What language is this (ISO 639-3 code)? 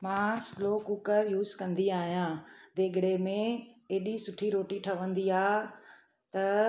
snd